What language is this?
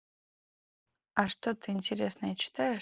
Russian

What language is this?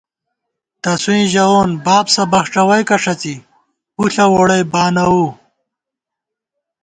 Gawar-Bati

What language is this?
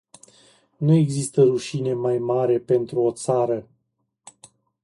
Romanian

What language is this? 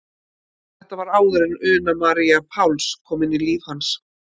Icelandic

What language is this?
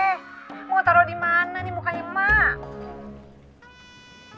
Indonesian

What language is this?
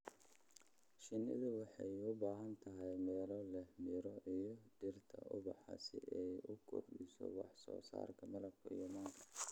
Somali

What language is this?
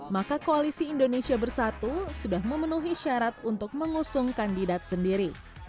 Indonesian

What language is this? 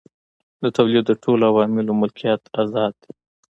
Pashto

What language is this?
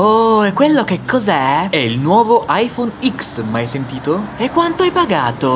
Italian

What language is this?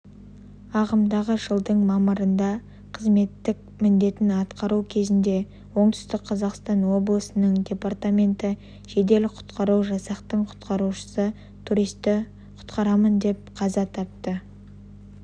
Kazakh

